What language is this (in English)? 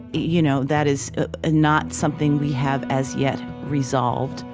English